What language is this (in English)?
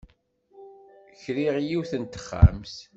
Kabyle